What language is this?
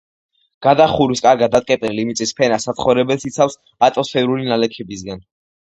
Georgian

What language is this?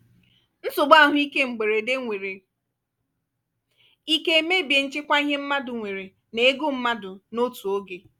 Igbo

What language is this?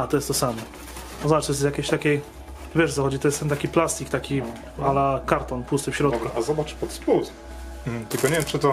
Polish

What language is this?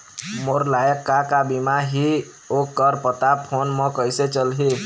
Chhattisgarhi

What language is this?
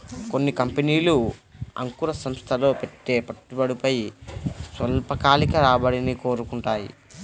Telugu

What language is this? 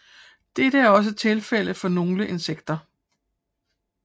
Danish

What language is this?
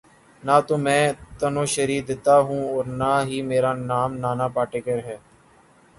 Urdu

